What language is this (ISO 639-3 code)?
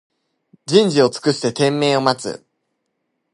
jpn